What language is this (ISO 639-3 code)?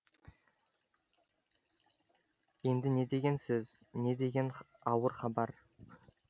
kaz